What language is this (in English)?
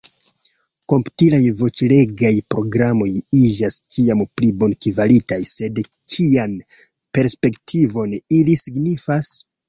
Esperanto